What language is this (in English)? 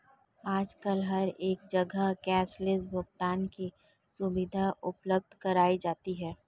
Hindi